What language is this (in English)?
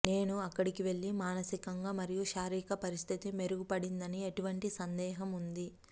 Telugu